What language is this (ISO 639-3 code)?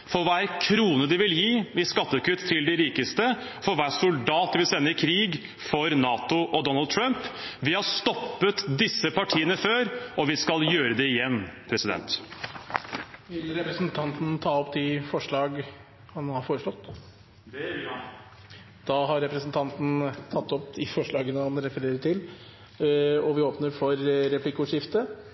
nor